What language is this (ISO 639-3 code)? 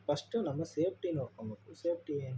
kan